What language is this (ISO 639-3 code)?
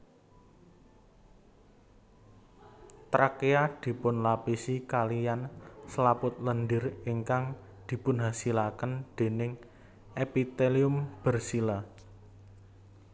jav